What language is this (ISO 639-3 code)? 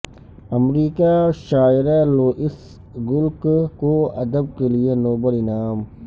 urd